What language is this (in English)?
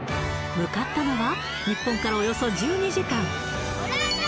Japanese